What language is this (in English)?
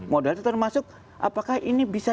Indonesian